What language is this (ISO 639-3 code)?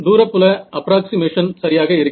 tam